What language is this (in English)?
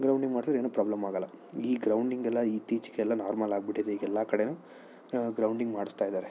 Kannada